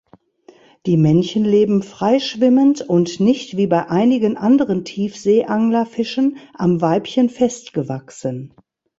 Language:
German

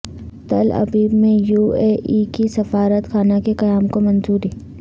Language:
Urdu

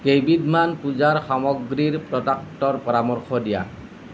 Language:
Assamese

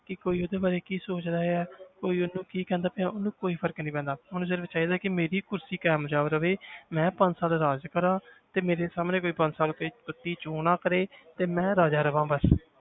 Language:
Punjabi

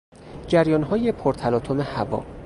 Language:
Persian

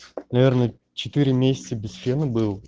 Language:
Russian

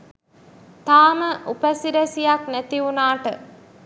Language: Sinhala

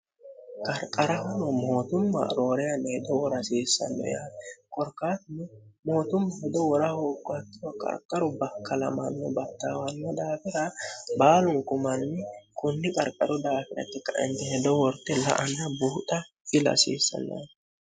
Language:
Sidamo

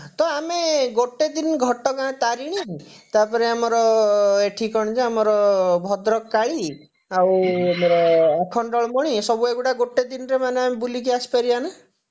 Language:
Odia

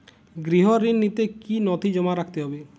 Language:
Bangla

